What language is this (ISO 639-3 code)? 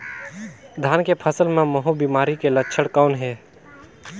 hne